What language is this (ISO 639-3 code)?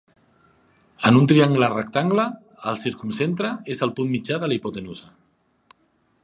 cat